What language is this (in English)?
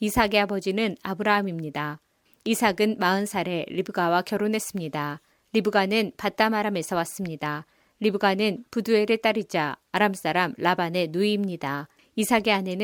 Korean